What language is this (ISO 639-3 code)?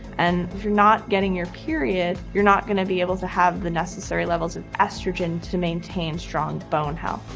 eng